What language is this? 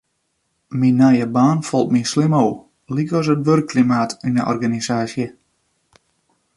Western Frisian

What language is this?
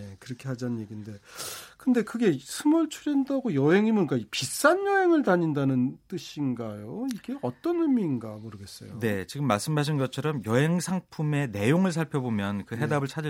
Korean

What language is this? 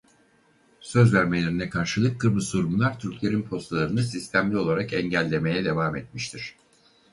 Turkish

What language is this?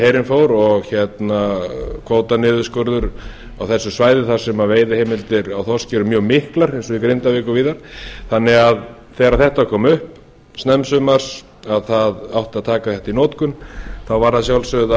Icelandic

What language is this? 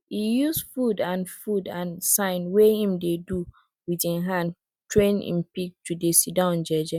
Nigerian Pidgin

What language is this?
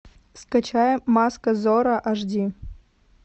Russian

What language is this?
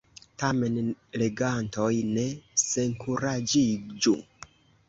Esperanto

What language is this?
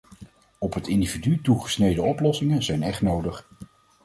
Dutch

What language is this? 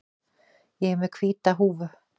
Icelandic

